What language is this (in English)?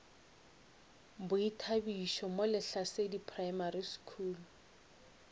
Northern Sotho